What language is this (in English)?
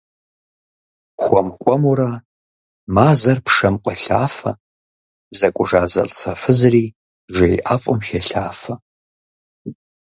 Kabardian